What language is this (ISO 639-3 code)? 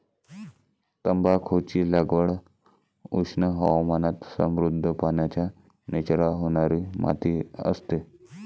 mar